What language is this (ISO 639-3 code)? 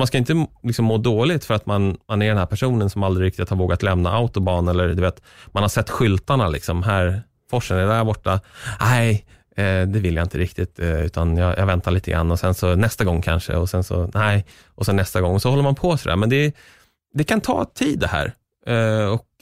swe